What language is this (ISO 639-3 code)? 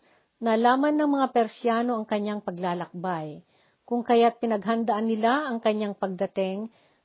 fil